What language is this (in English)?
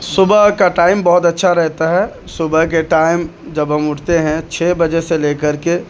Urdu